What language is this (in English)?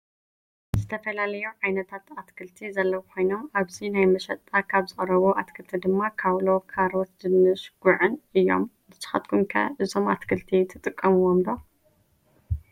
Tigrinya